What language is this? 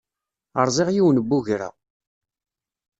Kabyle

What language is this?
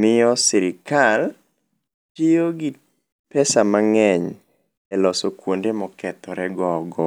Luo (Kenya and Tanzania)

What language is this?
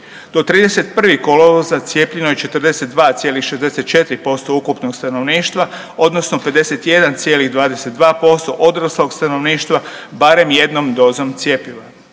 Croatian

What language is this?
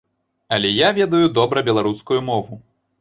Belarusian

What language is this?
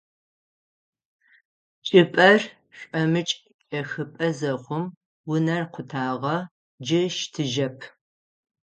Adyghe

